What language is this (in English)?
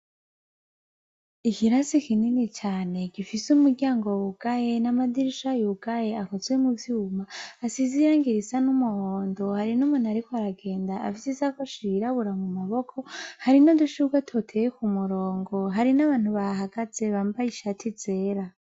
Rundi